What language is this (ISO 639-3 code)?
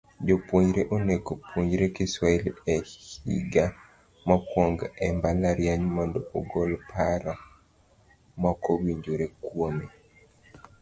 luo